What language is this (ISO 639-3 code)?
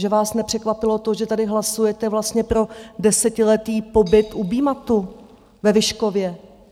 ces